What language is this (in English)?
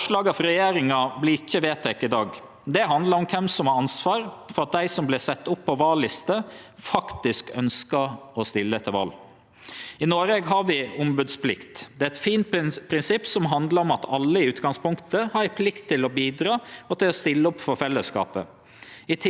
Norwegian